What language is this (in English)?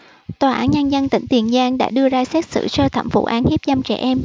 Vietnamese